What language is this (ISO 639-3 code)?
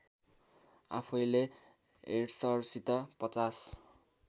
nep